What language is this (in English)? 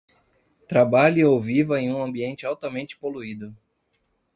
Portuguese